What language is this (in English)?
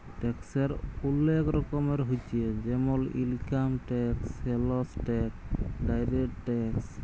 Bangla